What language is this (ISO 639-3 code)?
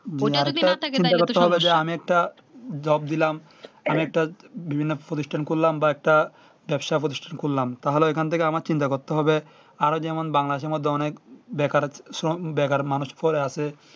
ben